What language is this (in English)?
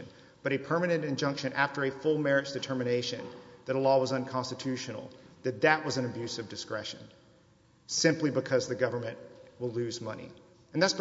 English